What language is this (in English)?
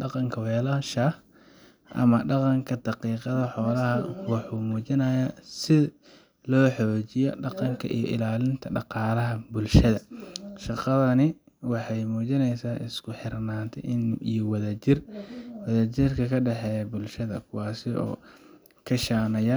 Somali